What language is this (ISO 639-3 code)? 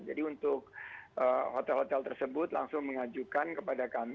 ind